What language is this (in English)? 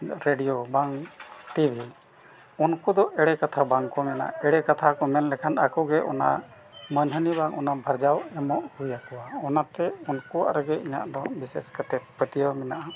Santali